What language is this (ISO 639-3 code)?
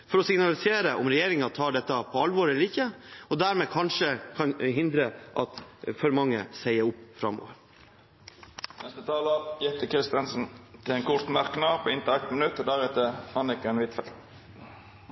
nor